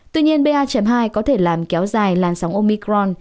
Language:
Vietnamese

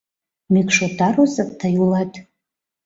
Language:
Mari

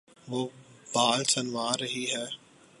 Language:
Urdu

